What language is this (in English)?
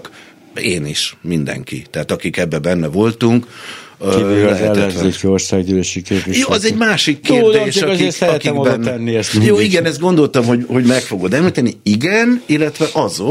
Hungarian